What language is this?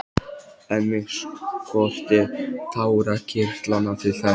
Icelandic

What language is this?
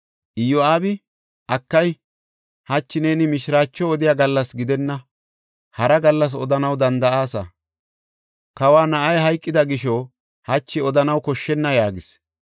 Gofa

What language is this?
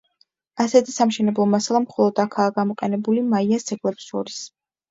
Georgian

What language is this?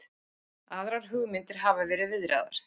Icelandic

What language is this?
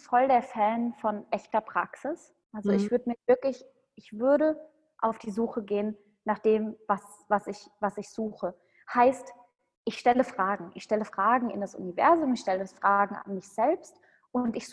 German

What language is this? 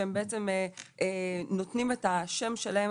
Hebrew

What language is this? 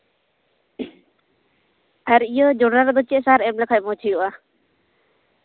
Santali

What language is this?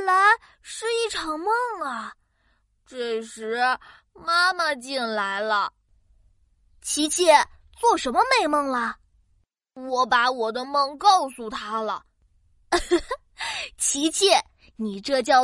Chinese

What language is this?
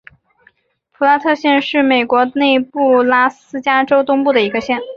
Chinese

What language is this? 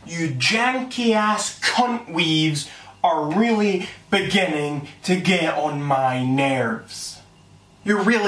Greek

